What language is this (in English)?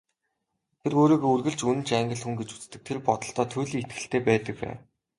Mongolian